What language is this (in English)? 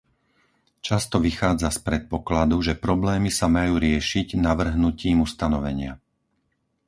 Slovak